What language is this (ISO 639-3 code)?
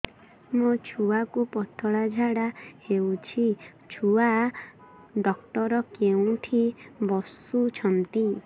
ori